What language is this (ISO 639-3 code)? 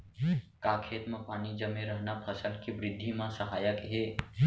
hne